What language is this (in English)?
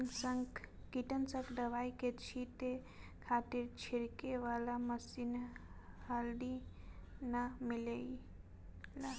Bhojpuri